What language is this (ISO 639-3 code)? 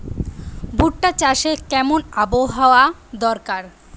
ben